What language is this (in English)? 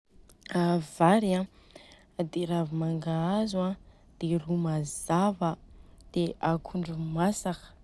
Southern Betsimisaraka Malagasy